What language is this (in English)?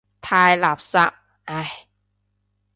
Cantonese